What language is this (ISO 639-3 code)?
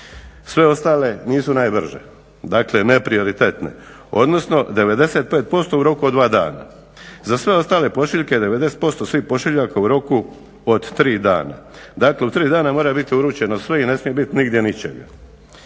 hrv